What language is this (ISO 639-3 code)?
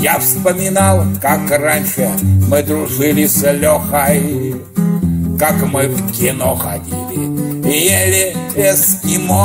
rus